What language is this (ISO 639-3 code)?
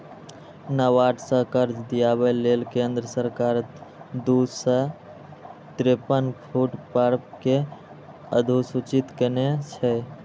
mai